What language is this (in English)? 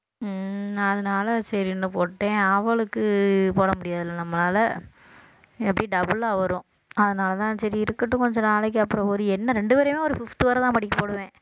Tamil